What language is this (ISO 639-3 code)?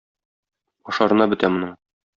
tat